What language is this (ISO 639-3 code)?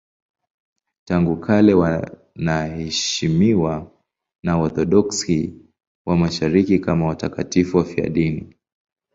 swa